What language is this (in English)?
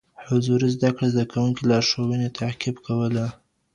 Pashto